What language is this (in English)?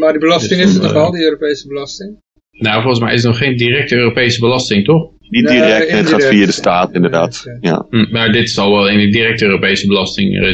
Dutch